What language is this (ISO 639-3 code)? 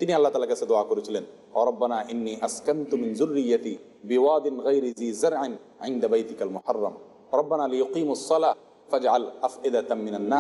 tur